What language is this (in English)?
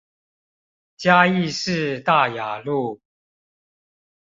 Chinese